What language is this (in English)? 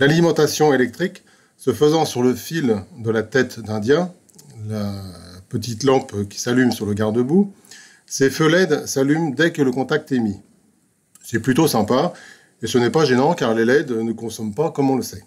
French